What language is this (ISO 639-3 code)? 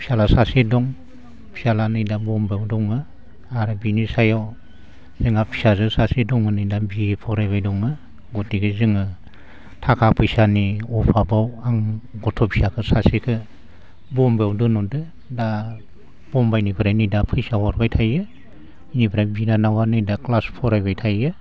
brx